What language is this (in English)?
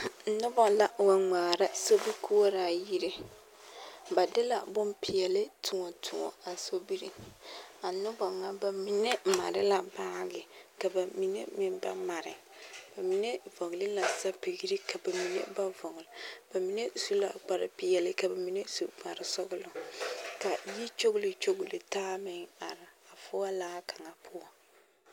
Southern Dagaare